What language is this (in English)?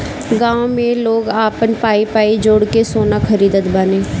Bhojpuri